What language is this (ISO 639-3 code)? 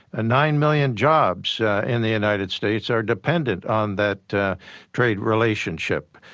eng